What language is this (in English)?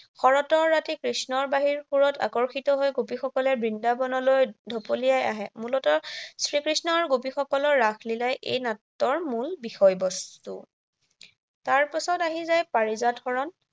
Assamese